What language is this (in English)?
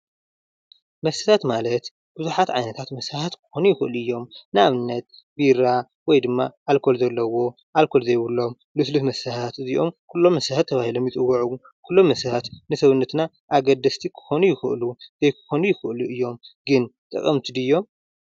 Tigrinya